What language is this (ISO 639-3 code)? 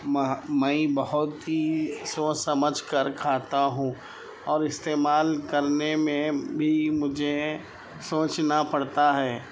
urd